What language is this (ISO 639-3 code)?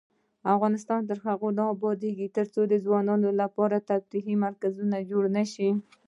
pus